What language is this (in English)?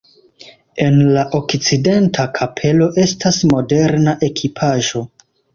Esperanto